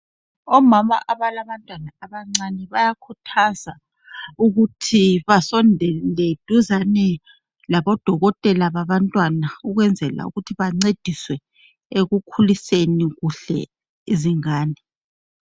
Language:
North Ndebele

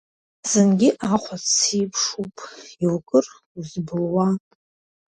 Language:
Abkhazian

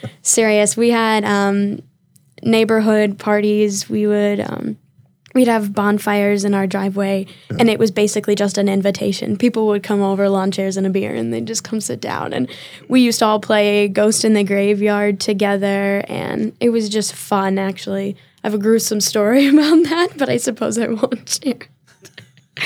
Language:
English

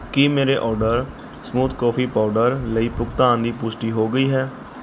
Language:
Punjabi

